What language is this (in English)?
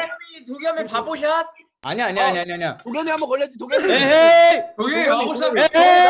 Korean